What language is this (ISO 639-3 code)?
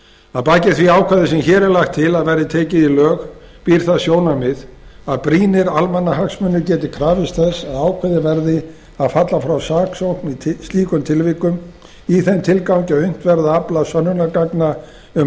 isl